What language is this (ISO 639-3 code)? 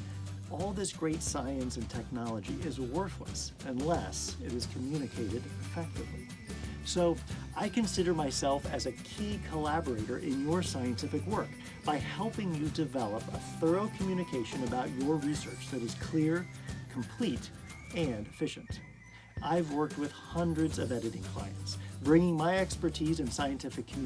eng